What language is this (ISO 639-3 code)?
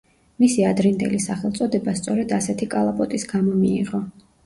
kat